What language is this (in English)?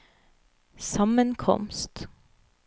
Norwegian